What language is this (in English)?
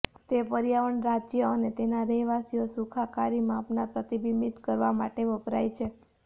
Gujarati